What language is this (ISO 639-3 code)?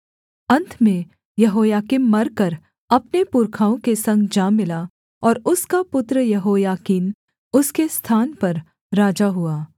hin